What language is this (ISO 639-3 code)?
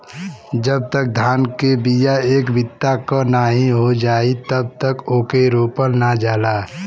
bho